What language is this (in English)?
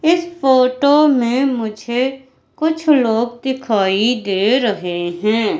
Hindi